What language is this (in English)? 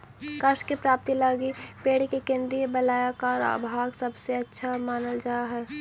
Magahi